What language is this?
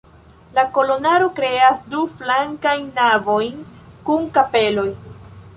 Esperanto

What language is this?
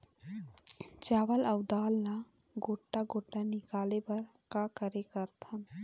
Chhattisgarhi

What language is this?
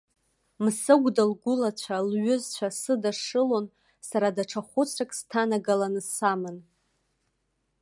Abkhazian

